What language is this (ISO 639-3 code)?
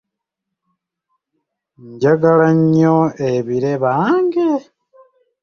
lug